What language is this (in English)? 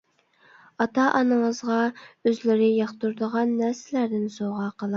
Uyghur